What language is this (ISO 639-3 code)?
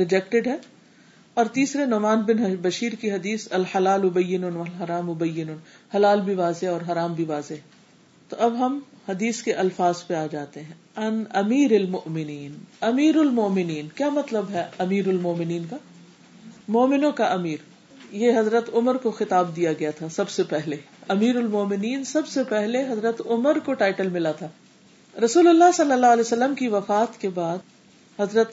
urd